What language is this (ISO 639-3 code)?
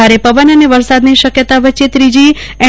guj